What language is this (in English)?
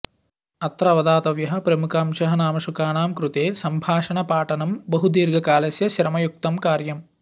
Sanskrit